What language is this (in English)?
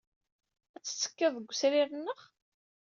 Kabyle